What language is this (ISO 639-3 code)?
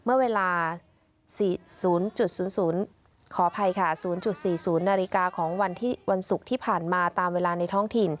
tha